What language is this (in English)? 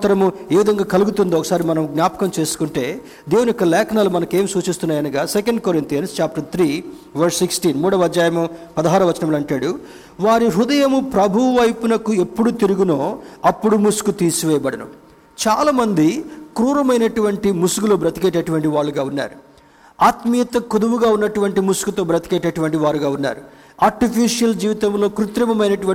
Telugu